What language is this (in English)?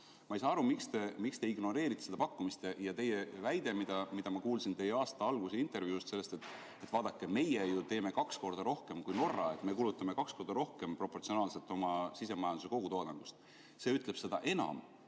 Estonian